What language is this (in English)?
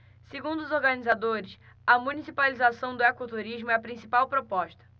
Portuguese